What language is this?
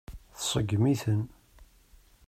Kabyle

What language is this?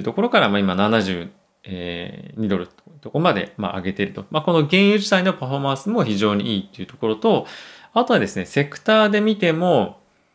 Japanese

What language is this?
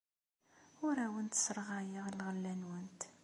Kabyle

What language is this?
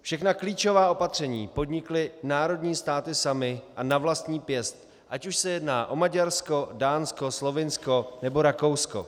Czech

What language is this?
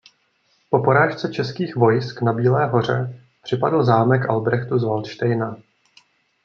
Czech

